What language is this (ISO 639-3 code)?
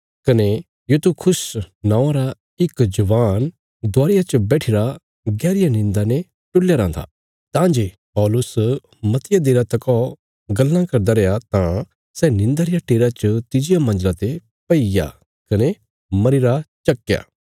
kfs